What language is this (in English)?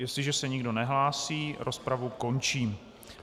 Czech